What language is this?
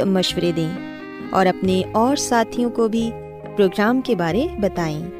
Urdu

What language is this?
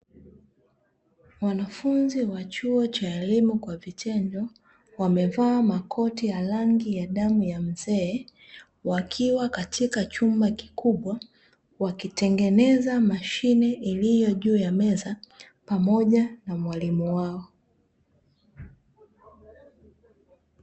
Swahili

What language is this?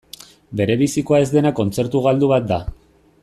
Basque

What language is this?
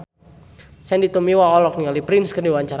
Sundanese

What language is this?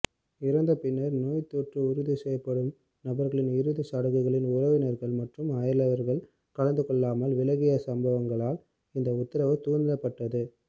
Tamil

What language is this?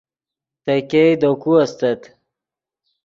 Yidgha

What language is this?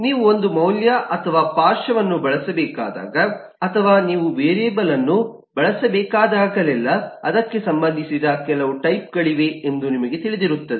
Kannada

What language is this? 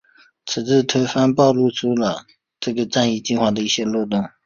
Chinese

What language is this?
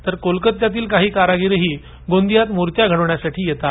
Marathi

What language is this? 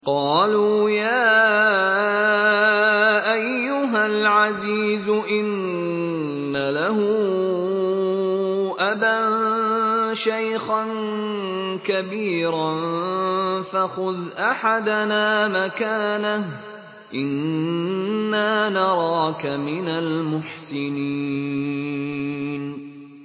Arabic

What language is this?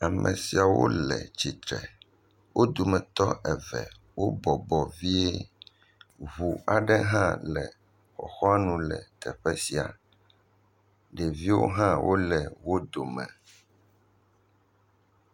Ewe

